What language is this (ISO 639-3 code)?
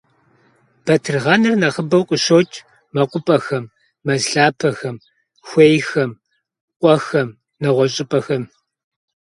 kbd